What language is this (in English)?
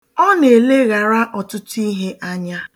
Igbo